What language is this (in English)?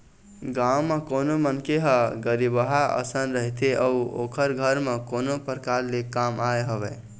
Chhattisgarhi